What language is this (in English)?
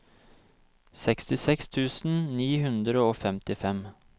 Norwegian